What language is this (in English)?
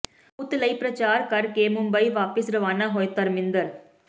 Punjabi